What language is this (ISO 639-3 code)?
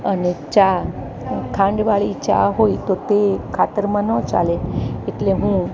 guj